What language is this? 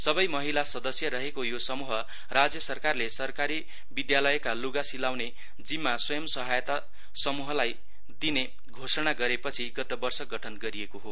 Nepali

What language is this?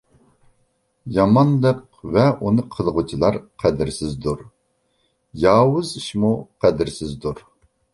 Uyghur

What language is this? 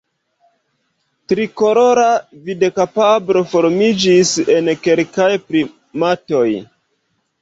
Esperanto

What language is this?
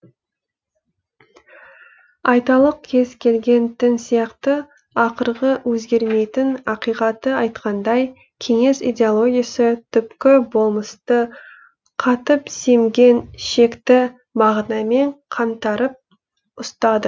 Kazakh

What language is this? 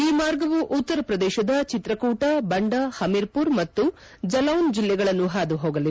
Kannada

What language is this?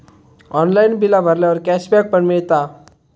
Marathi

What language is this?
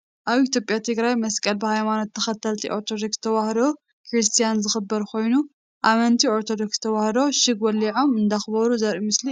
Tigrinya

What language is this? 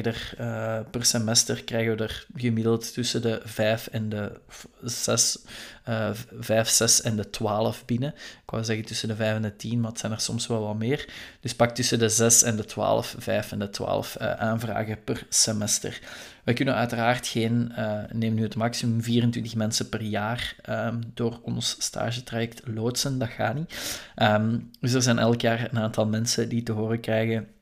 Dutch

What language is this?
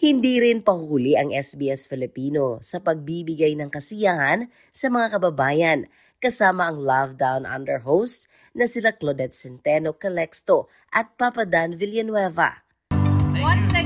Filipino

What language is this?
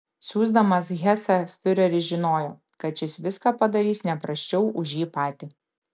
Lithuanian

